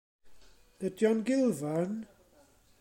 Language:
Welsh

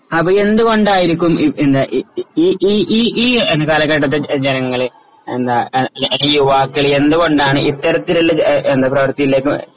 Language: Malayalam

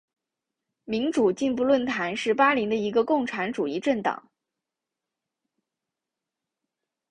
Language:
Chinese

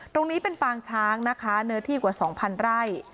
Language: Thai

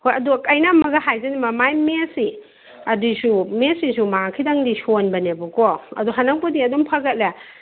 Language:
Manipuri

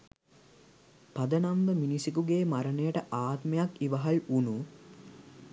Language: Sinhala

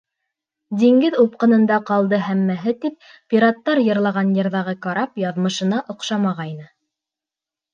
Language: Bashkir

